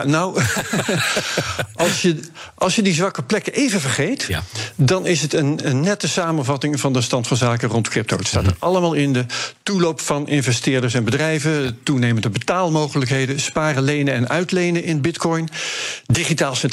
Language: Dutch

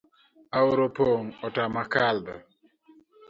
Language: Luo (Kenya and Tanzania)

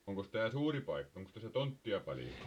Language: Finnish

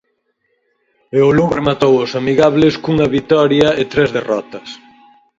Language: Galician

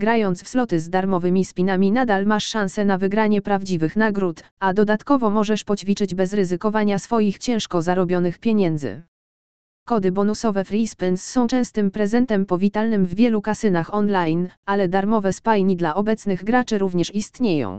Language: Polish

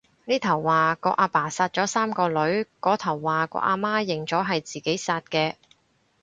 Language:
Cantonese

